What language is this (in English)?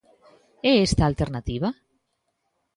Galician